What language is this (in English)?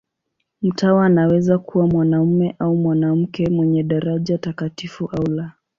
Swahili